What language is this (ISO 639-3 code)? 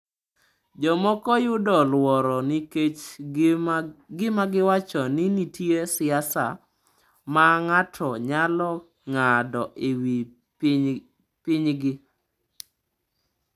luo